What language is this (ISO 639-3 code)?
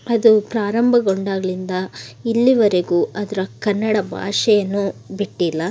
kan